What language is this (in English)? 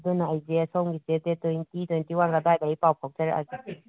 Manipuri